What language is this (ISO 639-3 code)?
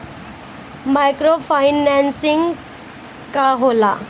bho